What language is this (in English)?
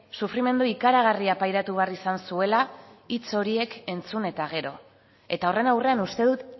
Basque